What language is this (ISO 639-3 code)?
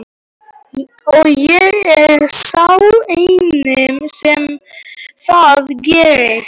isl